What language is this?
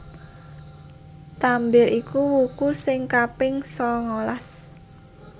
Javanese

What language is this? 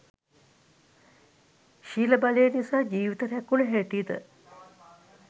Sinhala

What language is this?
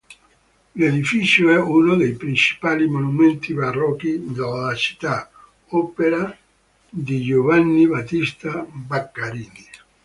Italian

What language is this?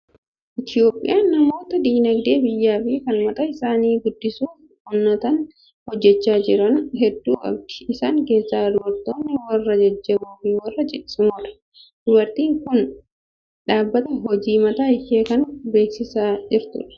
Oromo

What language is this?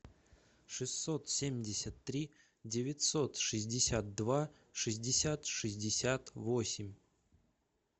Russian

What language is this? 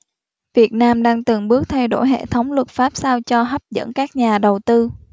Vietnamese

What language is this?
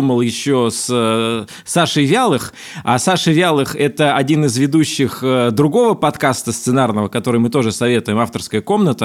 Russian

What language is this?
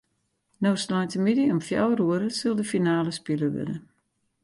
Western Frisian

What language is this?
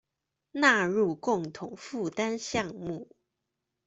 Chinese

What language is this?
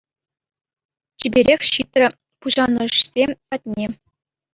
Chuvash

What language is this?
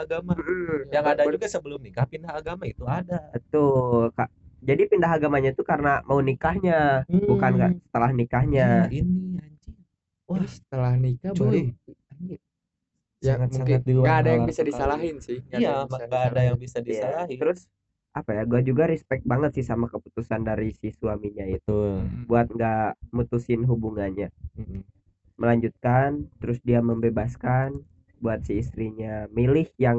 Indonesian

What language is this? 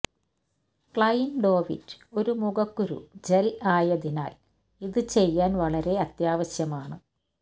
Malayalam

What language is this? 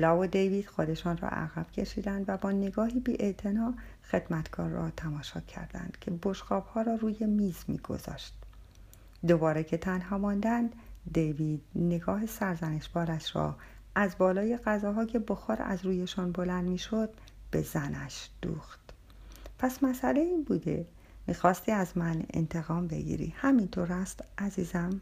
Persian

